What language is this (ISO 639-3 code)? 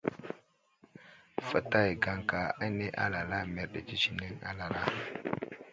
udl